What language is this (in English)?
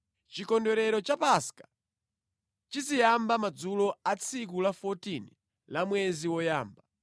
Nyanja